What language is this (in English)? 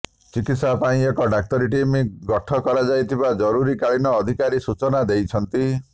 Odia